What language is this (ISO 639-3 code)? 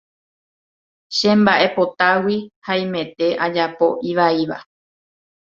grn